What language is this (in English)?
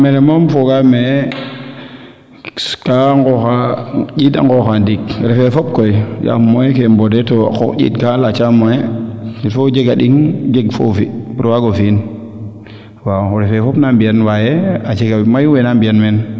Serer